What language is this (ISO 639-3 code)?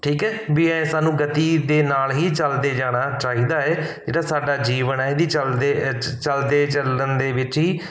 pan